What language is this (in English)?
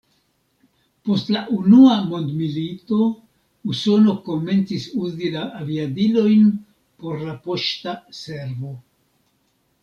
Esperanto